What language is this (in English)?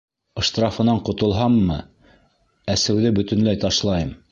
Bashkir